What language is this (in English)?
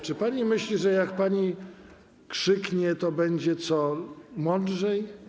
Polish